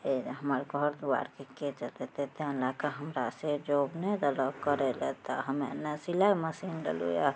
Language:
Maithili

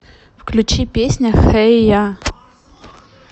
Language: Russian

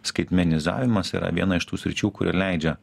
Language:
Lithuanian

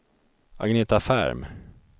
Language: Swedish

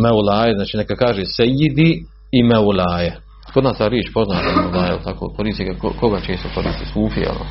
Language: Croatian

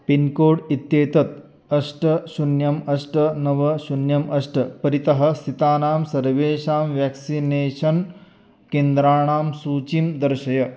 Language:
Sanskrit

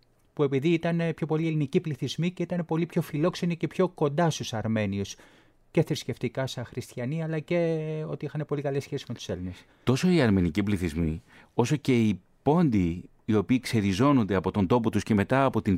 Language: Greek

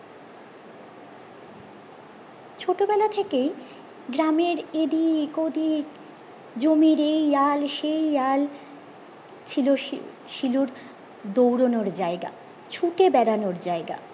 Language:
Bangla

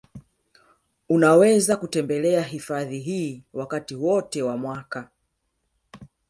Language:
Swahili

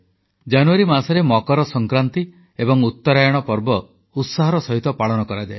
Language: Odia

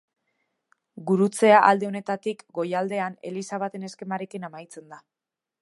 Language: Basque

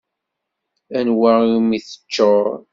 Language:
Kabyle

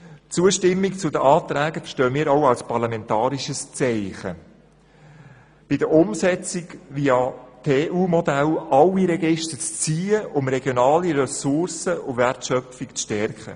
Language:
Swiss German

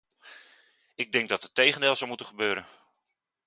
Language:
Dutch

